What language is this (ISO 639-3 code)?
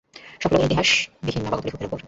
ben